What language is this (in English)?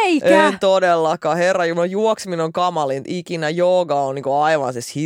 Finnish